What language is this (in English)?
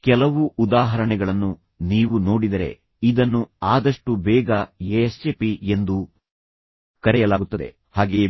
Kannada